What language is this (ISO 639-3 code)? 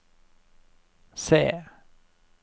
nor